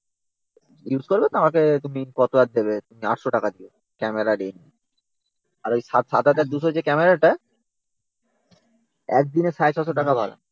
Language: Bangla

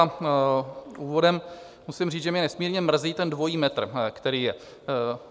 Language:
Czech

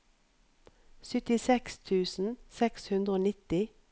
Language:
Norwegian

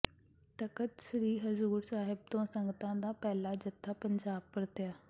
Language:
Punjabi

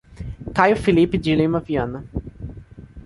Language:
Portuguese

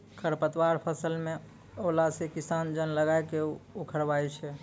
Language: Maithili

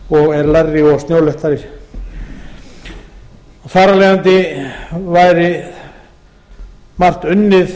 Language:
Icelandic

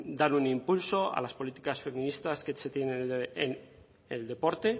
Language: Spanish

